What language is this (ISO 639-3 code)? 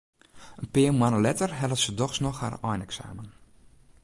fry